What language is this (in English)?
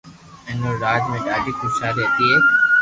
Loarki